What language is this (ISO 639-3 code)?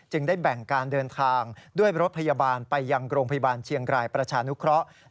tha